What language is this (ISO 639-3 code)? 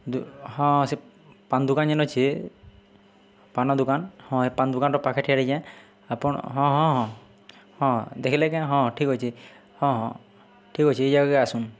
ori